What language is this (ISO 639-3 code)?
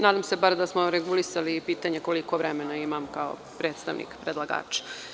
srp